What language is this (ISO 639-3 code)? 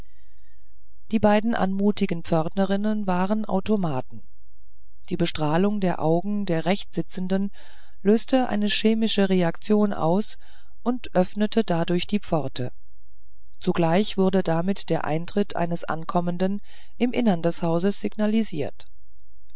deu